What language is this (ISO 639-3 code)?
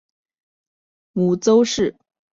zho